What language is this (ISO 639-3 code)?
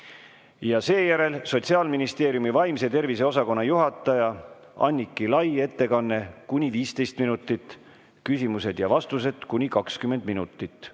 est